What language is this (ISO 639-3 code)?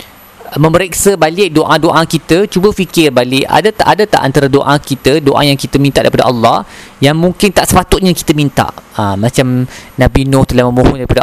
msa